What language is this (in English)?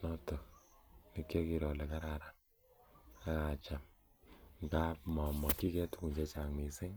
Kalenjin